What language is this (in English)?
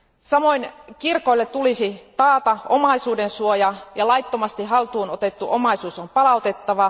Finnish